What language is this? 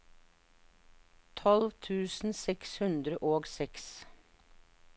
Norwegian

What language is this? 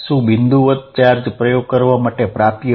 Gujarati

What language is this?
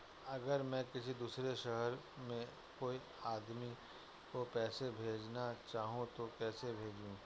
Hindi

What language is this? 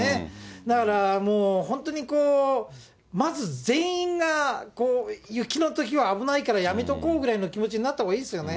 Japanese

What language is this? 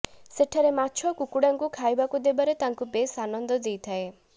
Odia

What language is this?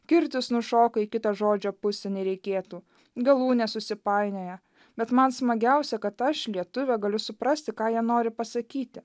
Lithuanian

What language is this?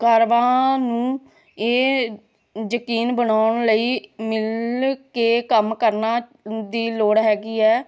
Punjabi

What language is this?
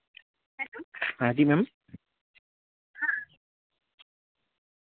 Gujarati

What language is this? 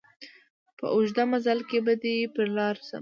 Pashto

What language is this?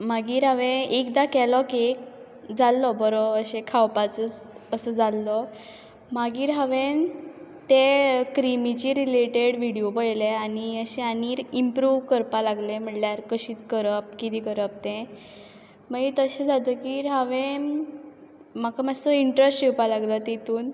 Konkani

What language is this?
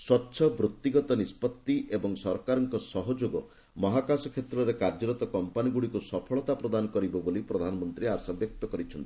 Odia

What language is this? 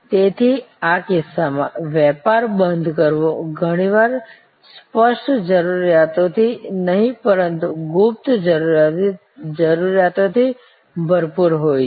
Gujarati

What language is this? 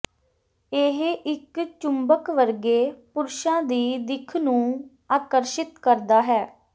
Punjabi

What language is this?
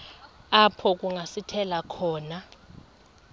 Xhosa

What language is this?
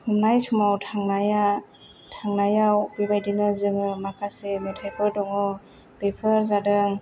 Bodo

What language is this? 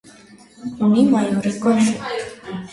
Armenian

